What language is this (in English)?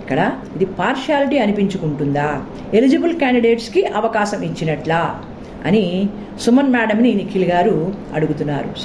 Telugu